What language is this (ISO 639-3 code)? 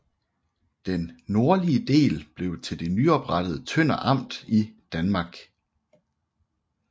dan